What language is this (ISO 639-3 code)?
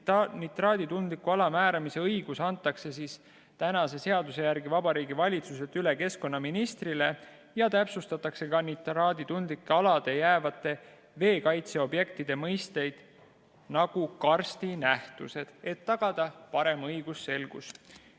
est